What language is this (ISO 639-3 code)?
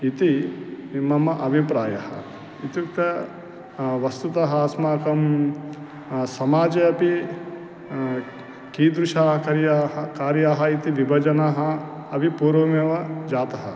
san